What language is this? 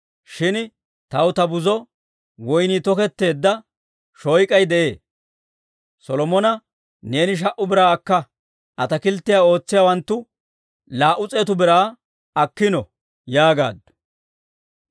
Dawro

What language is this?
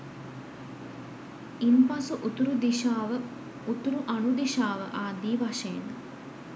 Sinhala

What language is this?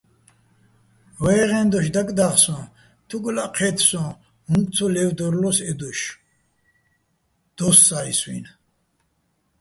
Bats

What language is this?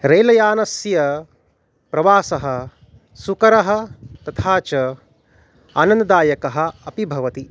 Sanskrit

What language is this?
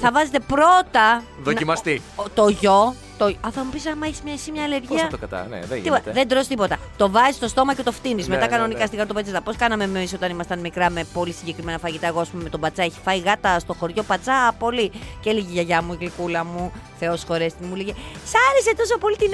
Greek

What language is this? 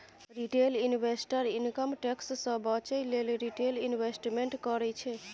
Maithili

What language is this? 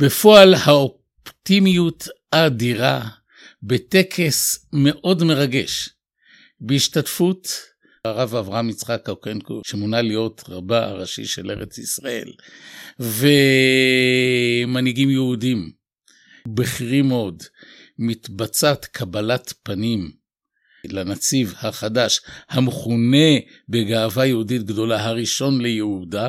Hebrew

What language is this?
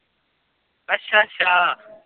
Punjabi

